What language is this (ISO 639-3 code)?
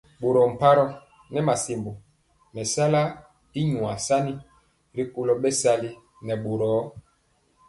mcx